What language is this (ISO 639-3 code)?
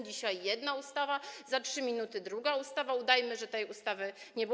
pol